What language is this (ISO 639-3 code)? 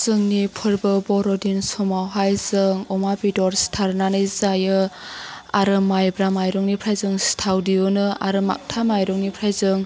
brx